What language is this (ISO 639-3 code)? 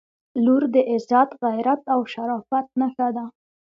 pus